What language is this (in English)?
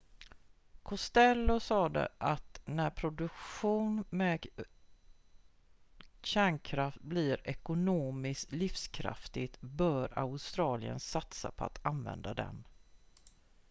Swedish